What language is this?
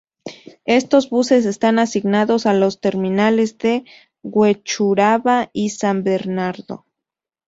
Spanish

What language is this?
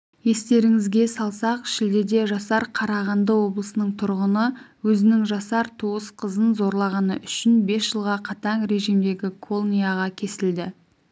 Kazakh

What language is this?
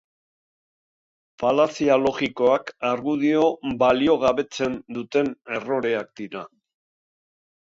Basque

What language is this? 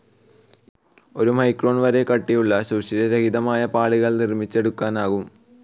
Malayalam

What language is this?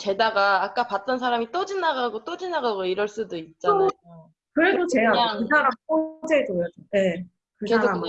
Korean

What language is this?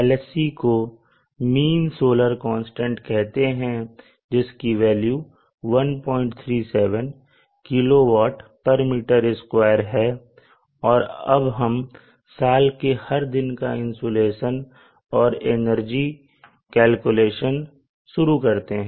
Hindi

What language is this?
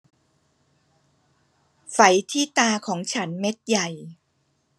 Thai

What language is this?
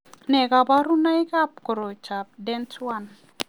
Kalenjin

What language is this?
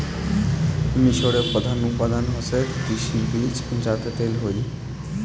Bangla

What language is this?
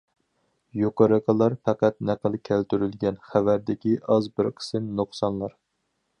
Uyghur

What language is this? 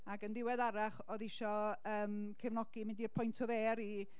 Welsh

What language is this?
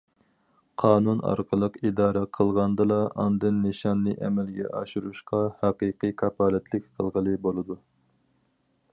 Uyghur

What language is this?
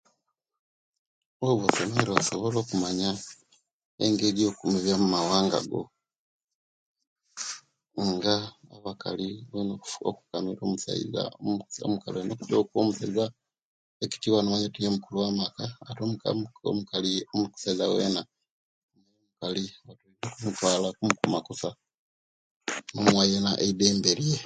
Kenyi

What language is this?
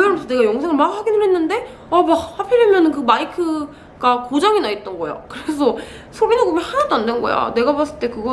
Korean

